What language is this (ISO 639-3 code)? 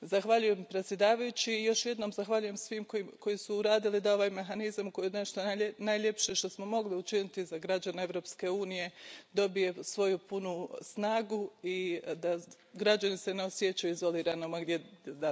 hrv